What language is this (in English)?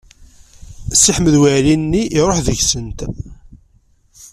Kabyle